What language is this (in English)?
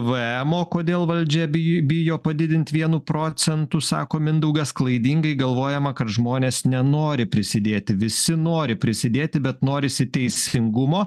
Lithuanian